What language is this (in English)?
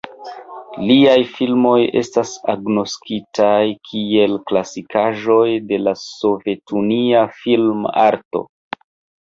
Esperanto